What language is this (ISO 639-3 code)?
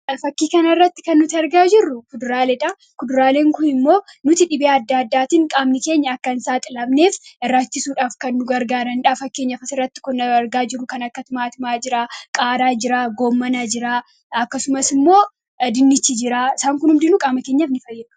orm